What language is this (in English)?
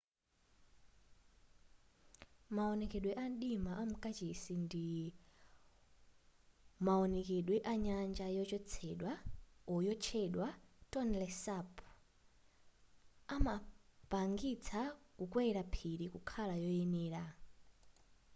Nyanja